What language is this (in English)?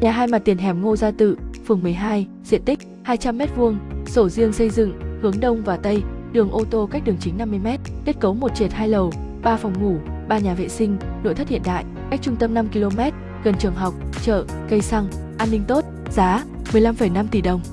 Vietnamese